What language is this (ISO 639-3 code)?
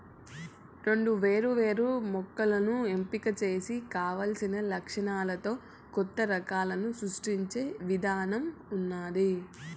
tel